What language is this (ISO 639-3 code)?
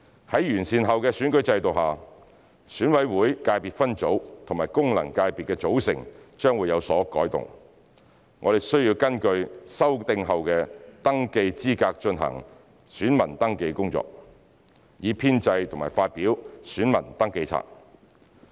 yue